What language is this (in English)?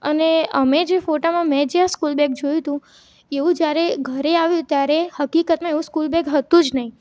Gujarati